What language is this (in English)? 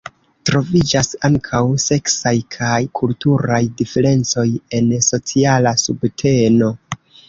Esperanto